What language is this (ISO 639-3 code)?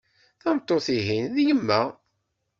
kab